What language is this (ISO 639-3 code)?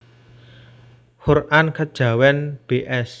jav